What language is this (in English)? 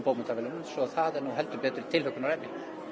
Icelandic